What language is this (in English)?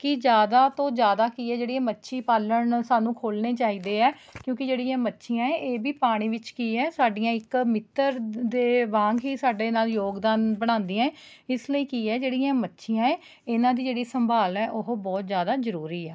Punjabi